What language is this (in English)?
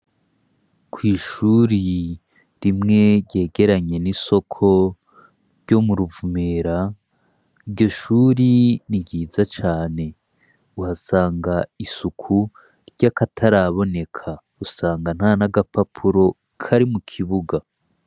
Rundi